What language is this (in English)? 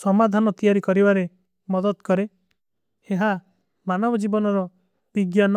Kui (India)